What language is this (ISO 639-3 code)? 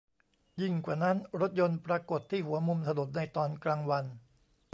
tha